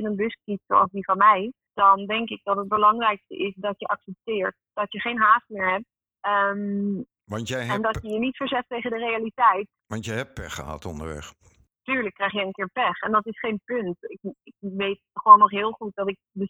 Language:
Dutch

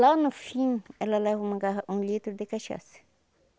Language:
Portuguese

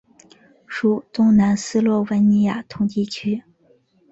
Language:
Chinese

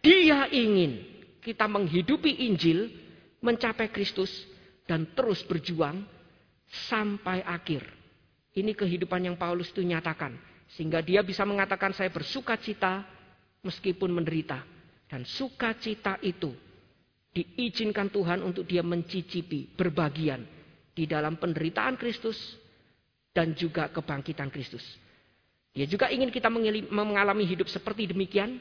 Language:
Indonesian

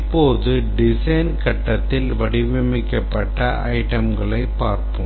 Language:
Tamil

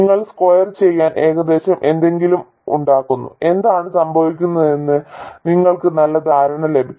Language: Malayalam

